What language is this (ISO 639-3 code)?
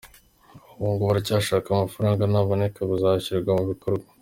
kin